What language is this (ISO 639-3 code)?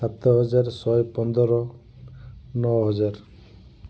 ori